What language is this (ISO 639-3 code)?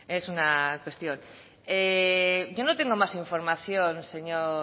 spa